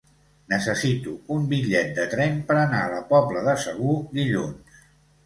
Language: Catalan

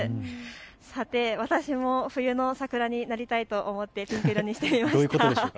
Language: Japanese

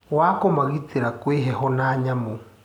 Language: Kikuyu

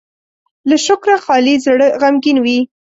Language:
Pashto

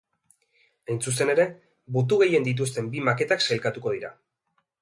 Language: Basque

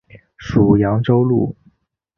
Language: Chinese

